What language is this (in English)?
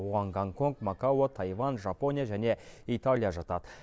Kazakh